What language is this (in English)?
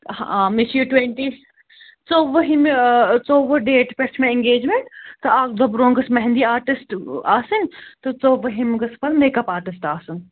Kashmiri